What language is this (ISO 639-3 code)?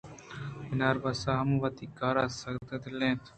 bgp